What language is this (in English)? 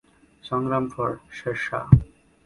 Bangla